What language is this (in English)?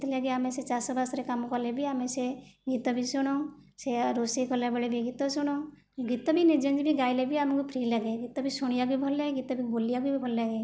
Odia